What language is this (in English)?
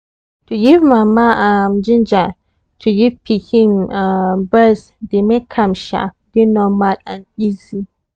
Nigerian Pidgin